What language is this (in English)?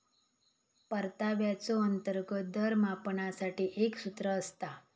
Marathi